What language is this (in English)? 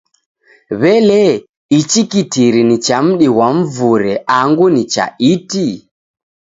Taita